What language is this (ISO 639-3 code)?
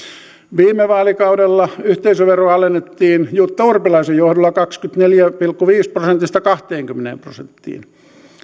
fin